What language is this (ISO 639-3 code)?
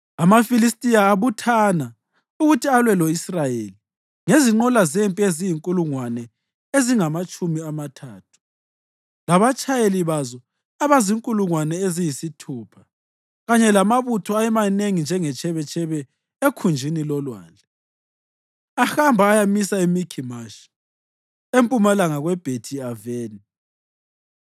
nde